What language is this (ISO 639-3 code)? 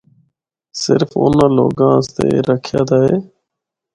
hno